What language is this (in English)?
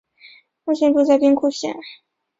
Chinese